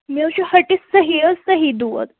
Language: Kashmiri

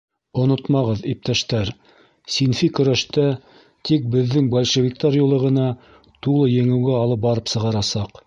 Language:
Bashkir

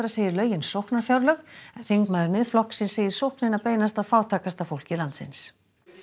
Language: Icelandic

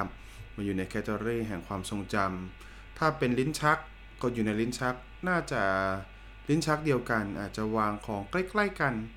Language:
Thai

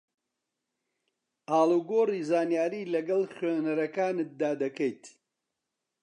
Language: Central Kurdish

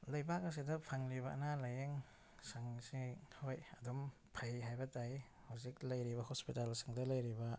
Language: Manipuri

